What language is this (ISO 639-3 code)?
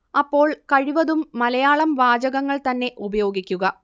mal